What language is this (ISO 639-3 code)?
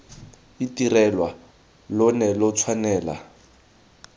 tsn